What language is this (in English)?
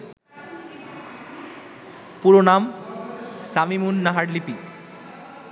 Bangla